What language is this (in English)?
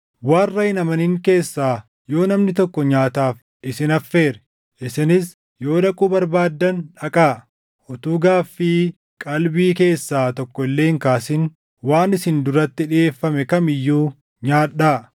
Oromo